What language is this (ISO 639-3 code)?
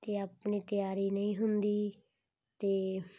pan